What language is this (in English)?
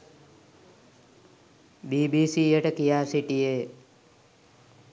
Sinhala